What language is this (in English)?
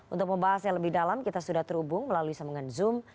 Indonesian